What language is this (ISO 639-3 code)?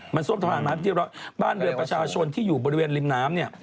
tha